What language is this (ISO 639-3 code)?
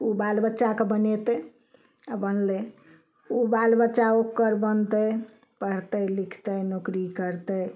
mai